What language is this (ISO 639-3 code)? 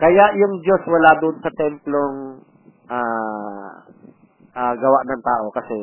fil